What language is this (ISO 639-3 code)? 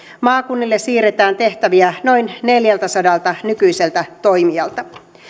fin